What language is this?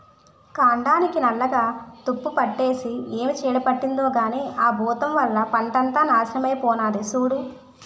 Telugu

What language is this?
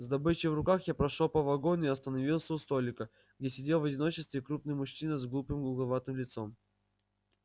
Russian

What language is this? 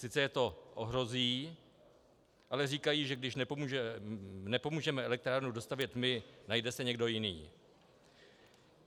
Czech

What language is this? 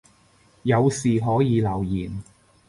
Cantonese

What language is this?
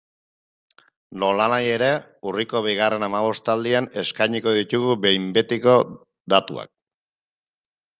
Basque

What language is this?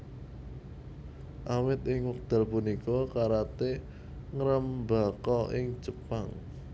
Javanese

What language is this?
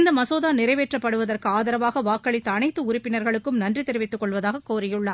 Tamil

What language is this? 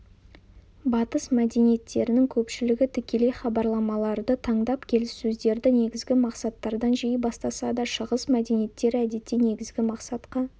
Kazakh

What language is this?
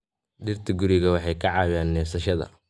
Somali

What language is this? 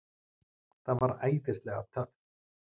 Icelandic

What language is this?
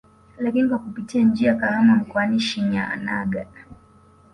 Swahili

